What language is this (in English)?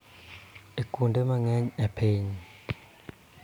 Luo (Kenya and Tanzania)